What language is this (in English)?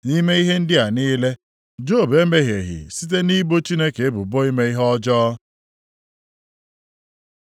Igbo